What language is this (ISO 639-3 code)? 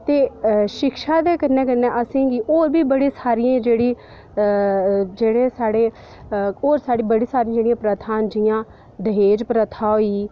doi